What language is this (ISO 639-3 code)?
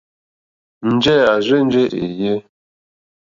bri